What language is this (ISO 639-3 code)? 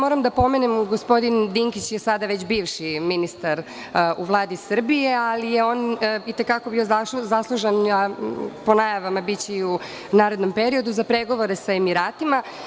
srp